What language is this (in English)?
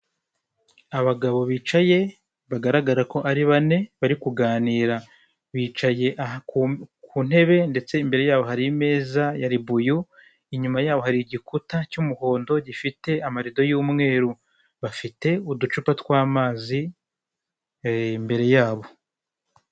Kinyarwanda